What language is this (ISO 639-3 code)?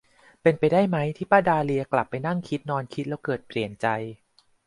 tha